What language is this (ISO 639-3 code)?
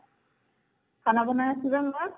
asm